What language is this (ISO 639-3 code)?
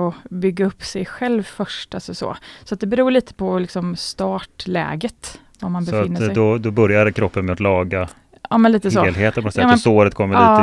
swe